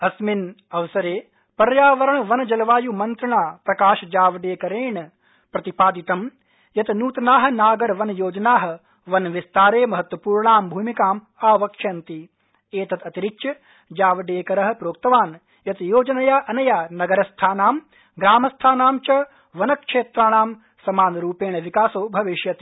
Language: Sanskrit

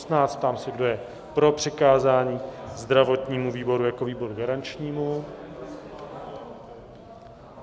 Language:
Czech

